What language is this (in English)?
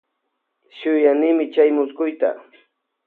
Loja Highland Quichua